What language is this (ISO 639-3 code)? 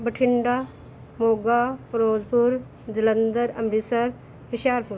pan